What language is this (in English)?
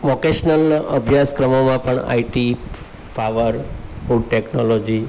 Gujarati